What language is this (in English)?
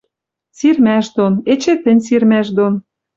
Western Mari